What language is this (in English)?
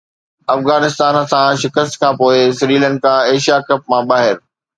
Sindhi